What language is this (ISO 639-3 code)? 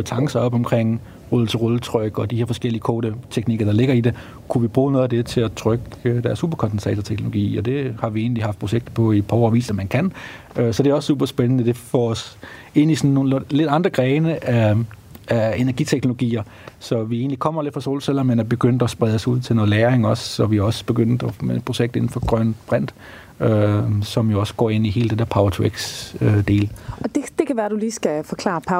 dan